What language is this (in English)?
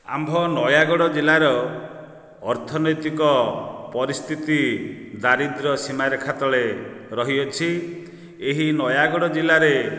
Odia